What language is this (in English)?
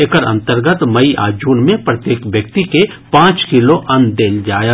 Maithili